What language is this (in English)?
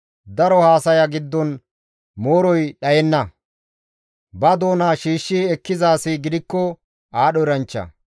Gamo